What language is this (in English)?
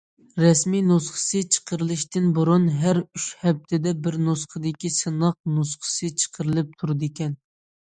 Uyghur